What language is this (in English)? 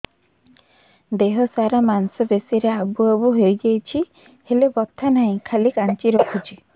Odia